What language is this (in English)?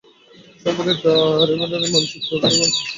Bangla